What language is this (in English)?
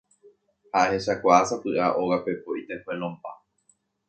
Guarani